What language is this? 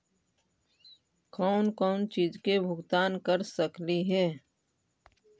Magahi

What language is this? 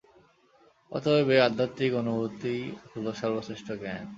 Bangla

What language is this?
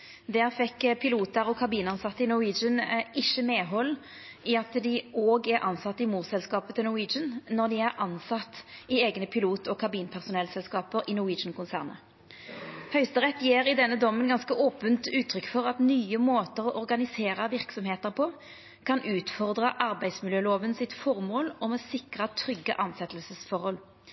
Norwegian Nynorsk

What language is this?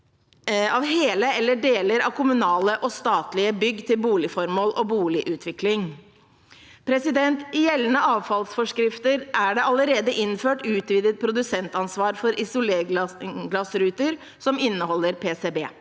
Norwegian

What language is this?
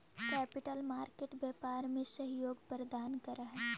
Magahi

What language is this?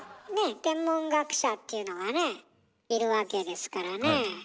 Japanese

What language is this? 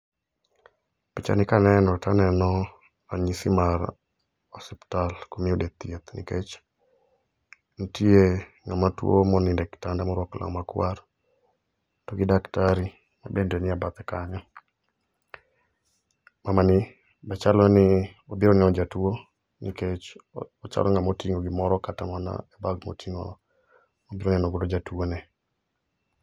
Luo (Kenya and Tanzania)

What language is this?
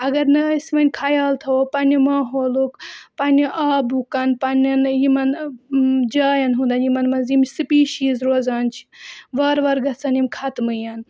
Kashmiri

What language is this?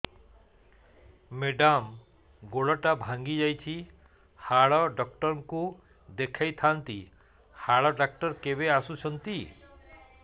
Odia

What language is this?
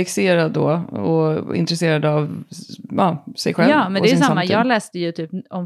Swedish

